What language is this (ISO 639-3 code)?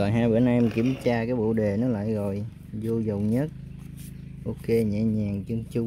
vie